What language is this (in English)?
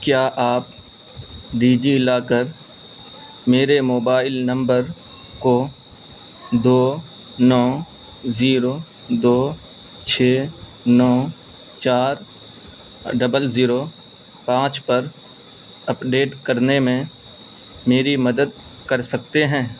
Urdu